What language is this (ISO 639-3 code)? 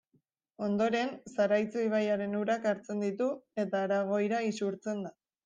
eus